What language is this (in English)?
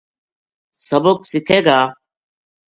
Gujari